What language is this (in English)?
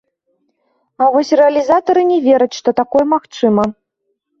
Belarusian